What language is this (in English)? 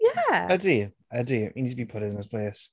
Welsh